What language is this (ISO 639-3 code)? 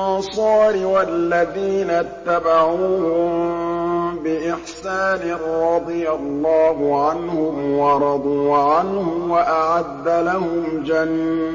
ara